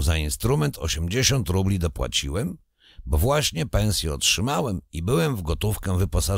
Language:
Polish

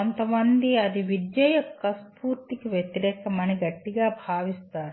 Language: Telugu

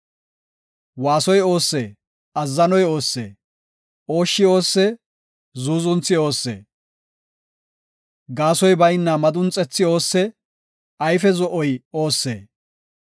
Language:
Gofa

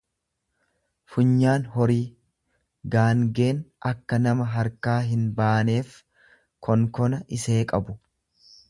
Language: Oromo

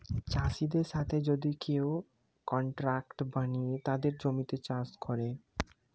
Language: Bangla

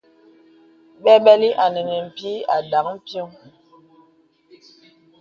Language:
Bebele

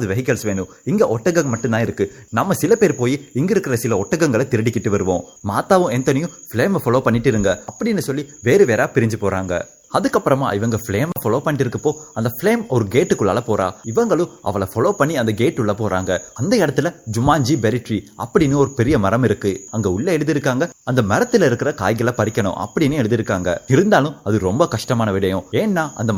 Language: Tamil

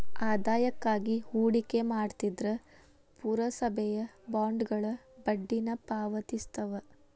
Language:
Kannada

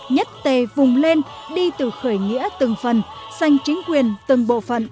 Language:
Vietnamese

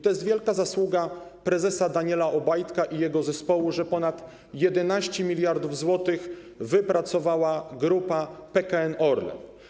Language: Polish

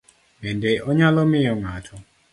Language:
Luo (Kenya and Tanzania)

